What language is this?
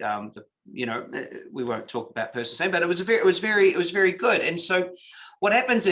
English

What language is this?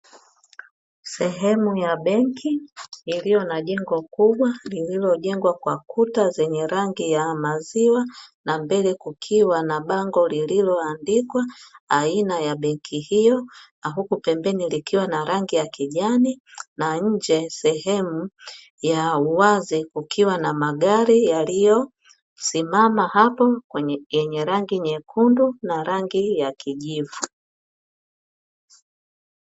Swahili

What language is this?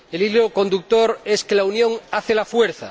Spanish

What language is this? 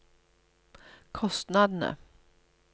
Norwegian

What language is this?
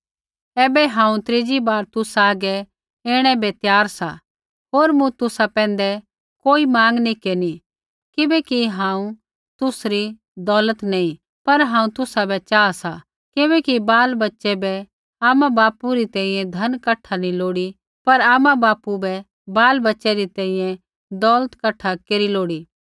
Kullu Pahari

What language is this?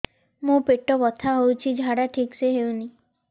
Odia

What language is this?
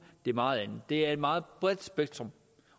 Danish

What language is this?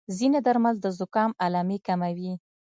Pashto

